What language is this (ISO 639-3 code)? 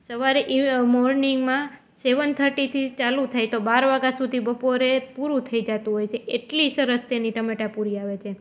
guj